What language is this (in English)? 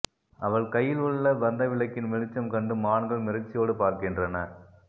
Tamil